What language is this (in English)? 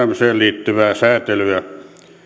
Finnish